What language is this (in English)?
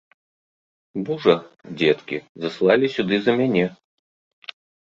Belarusian